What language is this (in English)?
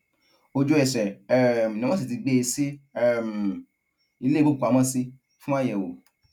Yoruba